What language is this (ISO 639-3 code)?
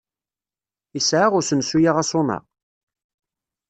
kab